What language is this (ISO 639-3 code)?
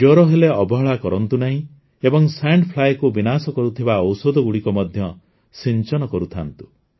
ori